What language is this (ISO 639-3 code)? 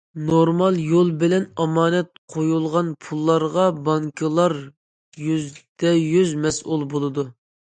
uig